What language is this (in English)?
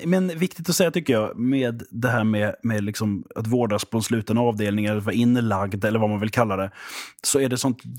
Swedish